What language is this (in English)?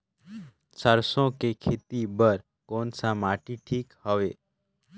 Chhattisgarhi